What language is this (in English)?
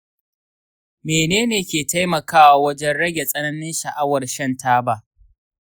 Hausa